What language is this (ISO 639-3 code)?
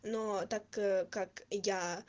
rus